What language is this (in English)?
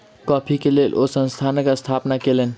Maithili